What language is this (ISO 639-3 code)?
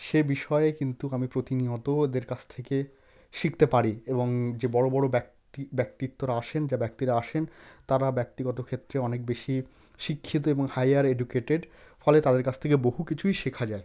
ben